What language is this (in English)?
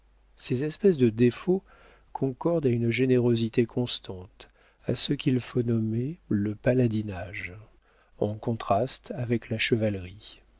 French